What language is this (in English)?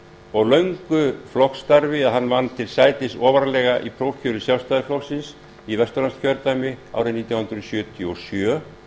Icelandic